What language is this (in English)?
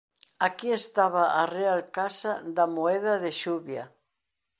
Galician